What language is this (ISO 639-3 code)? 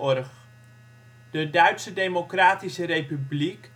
nld